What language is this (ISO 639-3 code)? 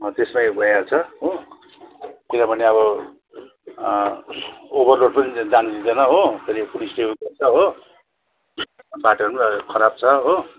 nep